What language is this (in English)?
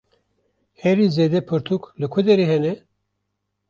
Kurdish